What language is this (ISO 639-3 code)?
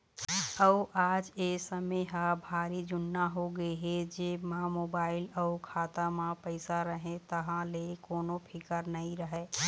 hne